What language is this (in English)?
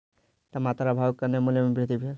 Maithili